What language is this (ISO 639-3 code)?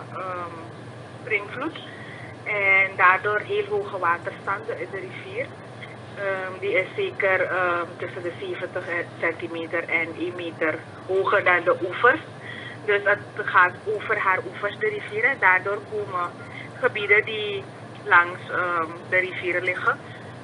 nld